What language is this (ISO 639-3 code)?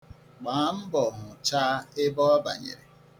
ibo